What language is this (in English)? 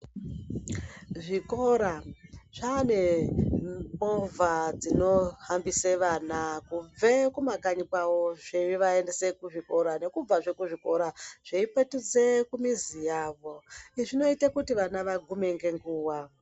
Ndau